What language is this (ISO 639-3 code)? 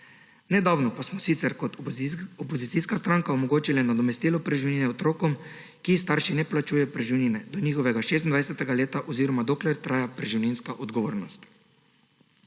slv